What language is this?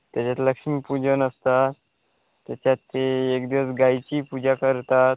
Marathi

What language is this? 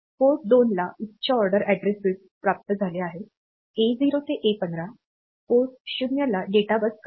Marathi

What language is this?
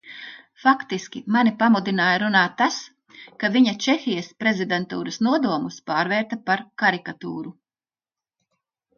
Latvian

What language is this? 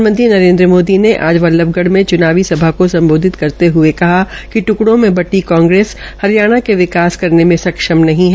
Hindi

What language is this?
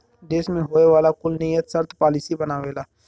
Bhojpuri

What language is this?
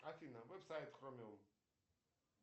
Russian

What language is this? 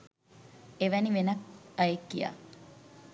Sinhala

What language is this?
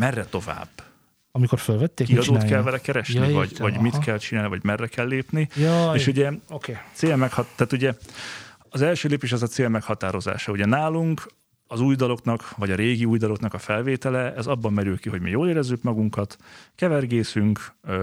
Hungarian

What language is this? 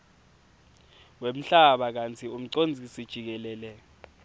Swati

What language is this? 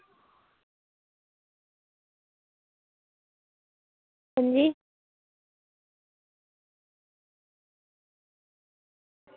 Dogri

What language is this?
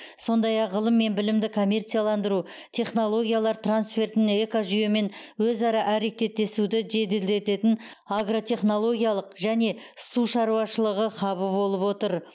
Kazakh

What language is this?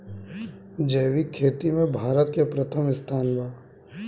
Bhojpuri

